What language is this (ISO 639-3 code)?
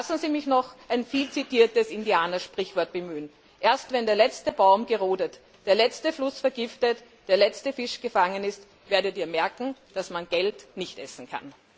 deu